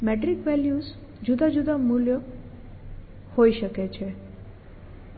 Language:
Gujarati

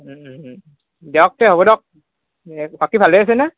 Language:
Assamese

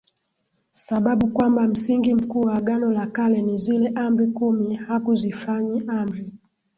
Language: Swahili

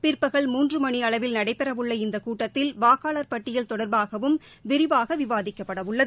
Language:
Tamil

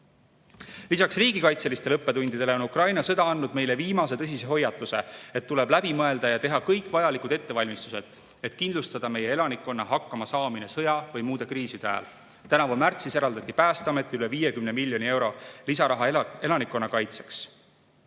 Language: Estonian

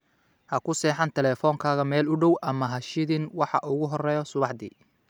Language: Somali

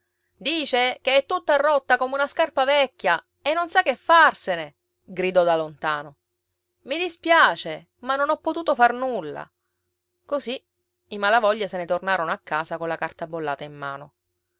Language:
Italian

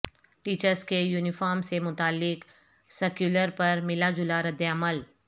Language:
Urdu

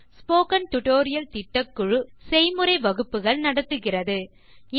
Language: Tamil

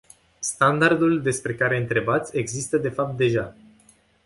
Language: Romanian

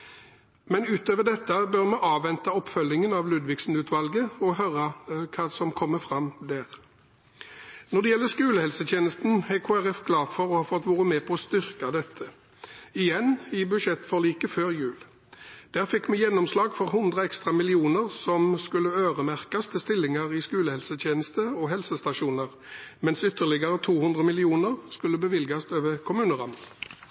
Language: Norwegian Bokmål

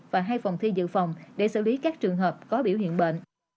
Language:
Vietnamese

